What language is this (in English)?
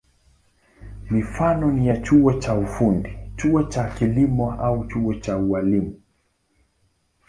Swahili